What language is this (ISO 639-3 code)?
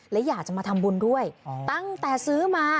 tha